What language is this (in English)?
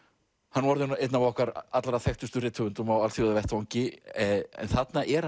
Icelandic